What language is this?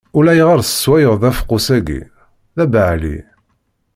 Kabyle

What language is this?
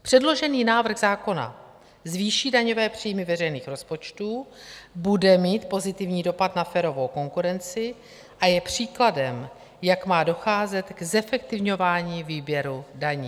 Czech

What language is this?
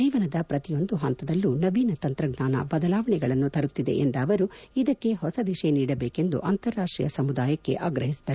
Kannada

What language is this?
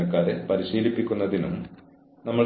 Malayalam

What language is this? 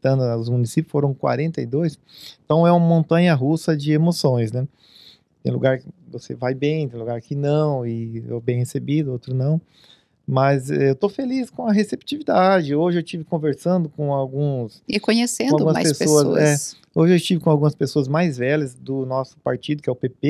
Portuguese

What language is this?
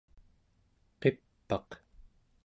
Central Yupik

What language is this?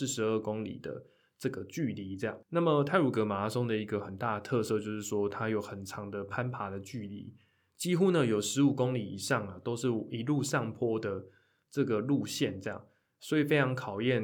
Chinese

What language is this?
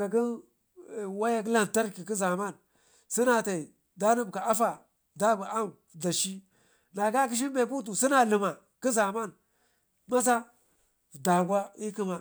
Ngizim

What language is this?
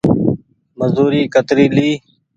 Goaria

